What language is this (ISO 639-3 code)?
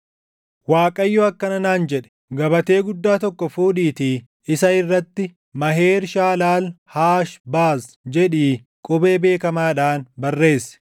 orm